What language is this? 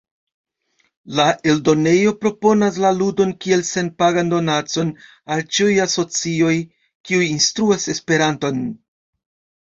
Esperanto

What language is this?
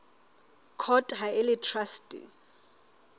Southern Sotho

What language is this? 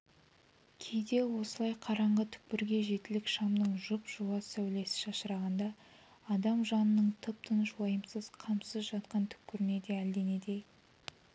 Kazakh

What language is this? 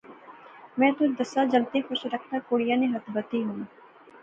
Pahari-Potwari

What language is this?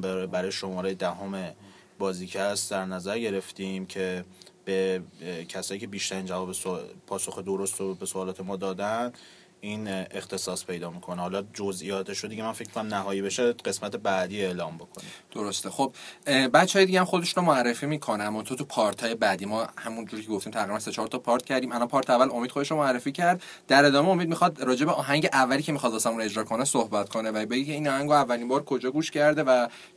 Persian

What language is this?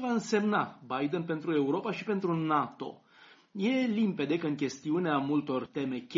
Romanian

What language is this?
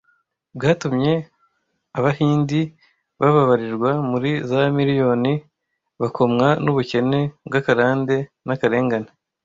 Kinyarwanda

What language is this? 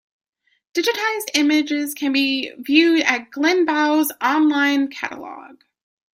English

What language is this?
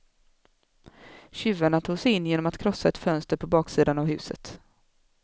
Swedish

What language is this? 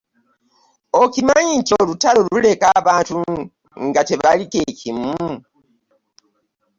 Ganda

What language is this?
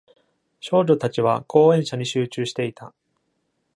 Japanese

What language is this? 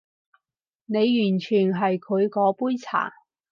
Cantonese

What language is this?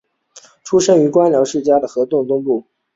Chinese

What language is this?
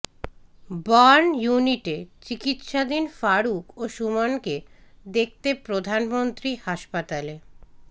Bangla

